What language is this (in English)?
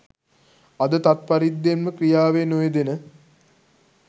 Sinhala